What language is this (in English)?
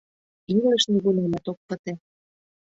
Mari